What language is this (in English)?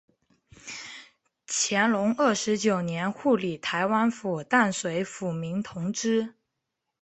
Chinese